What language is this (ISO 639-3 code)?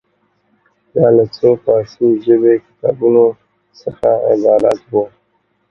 pus